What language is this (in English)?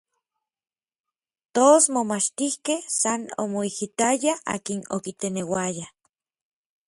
Orizaba Nahuatl